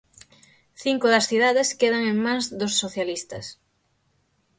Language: Galician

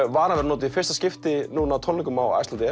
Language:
Icelandic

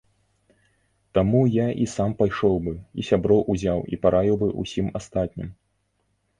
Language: Belarusian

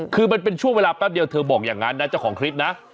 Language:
Thai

